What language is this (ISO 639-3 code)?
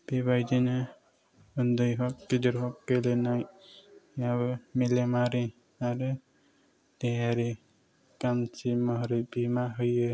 brx